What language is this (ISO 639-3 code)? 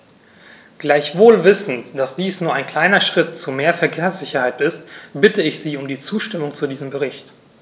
deu